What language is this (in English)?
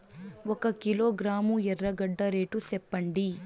Telugu